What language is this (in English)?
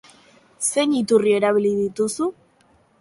Basque